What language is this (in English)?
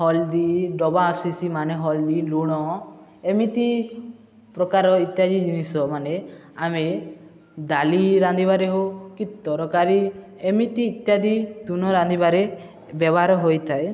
Odia